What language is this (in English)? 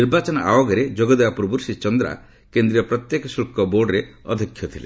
Odia